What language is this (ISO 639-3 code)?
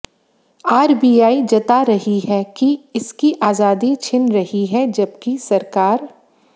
hin